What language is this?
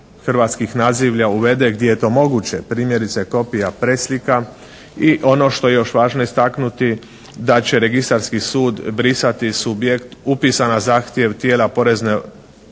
Croatian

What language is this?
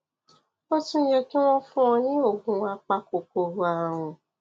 Yoruba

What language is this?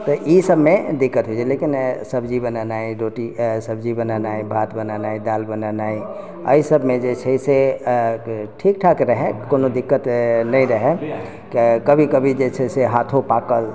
Maithili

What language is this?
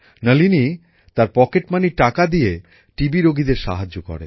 Bangla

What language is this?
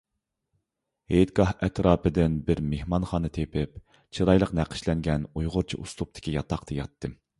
Uyghur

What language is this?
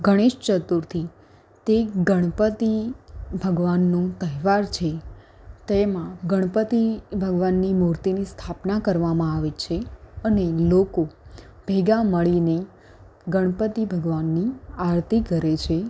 Gujarati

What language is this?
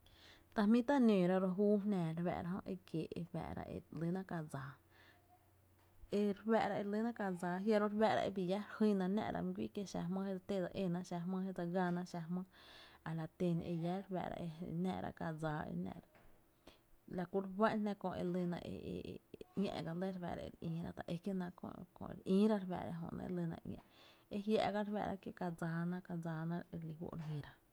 Tepinapa Chinantec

